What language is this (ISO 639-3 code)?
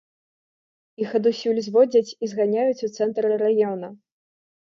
bel